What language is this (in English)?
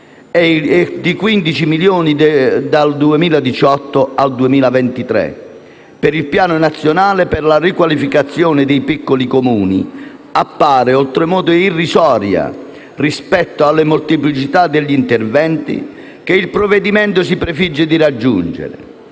Italian